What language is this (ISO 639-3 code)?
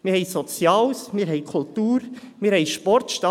gsw